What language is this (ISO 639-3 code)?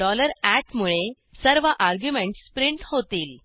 mar